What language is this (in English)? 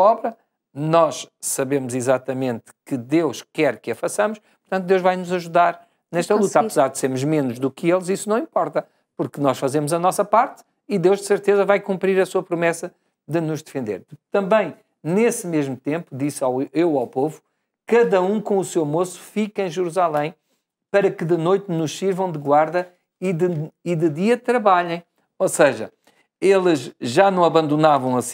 Portuguese